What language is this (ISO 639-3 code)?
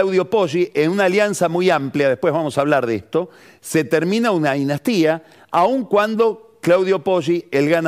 spa